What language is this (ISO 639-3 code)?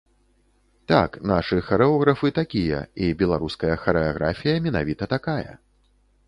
bel